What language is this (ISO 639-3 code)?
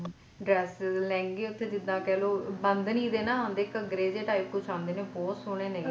pan